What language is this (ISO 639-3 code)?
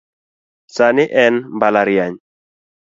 luo